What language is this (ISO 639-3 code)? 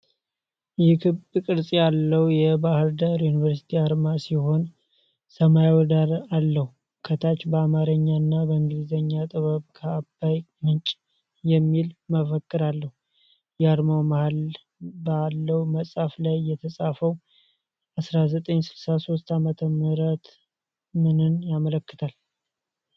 amh